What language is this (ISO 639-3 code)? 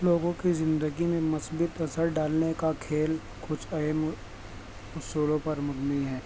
urd